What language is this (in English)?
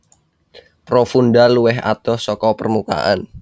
Javanese